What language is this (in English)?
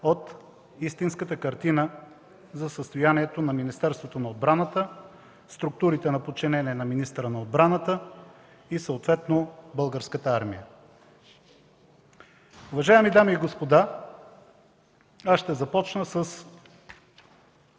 Bulgarian